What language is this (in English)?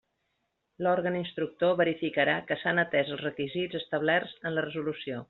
Catalan